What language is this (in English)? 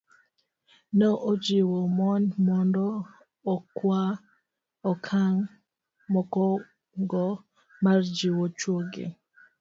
Luo (Kenya and Tanzania)